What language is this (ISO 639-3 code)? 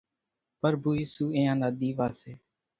gjk